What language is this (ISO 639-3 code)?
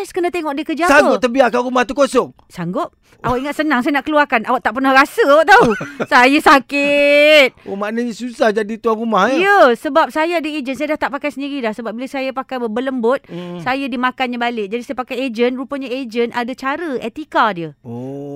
msa